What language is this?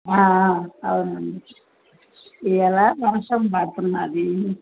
Telugu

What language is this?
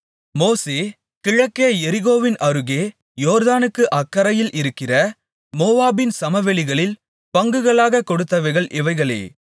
Tamil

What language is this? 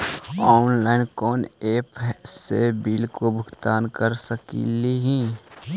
Magahi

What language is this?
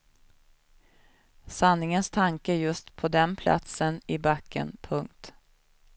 Swedish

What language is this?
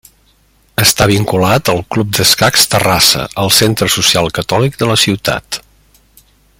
Catalan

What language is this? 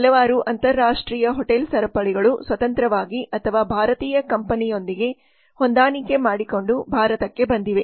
Kannada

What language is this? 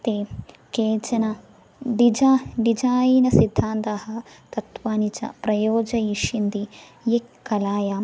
Sanskrit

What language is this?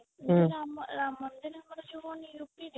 Odia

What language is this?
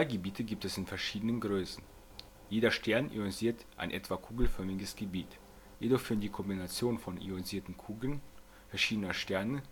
German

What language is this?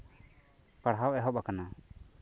Santali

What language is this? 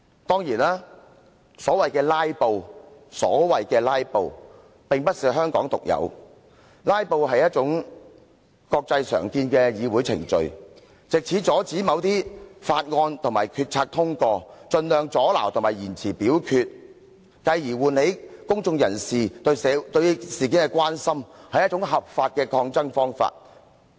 Cantonese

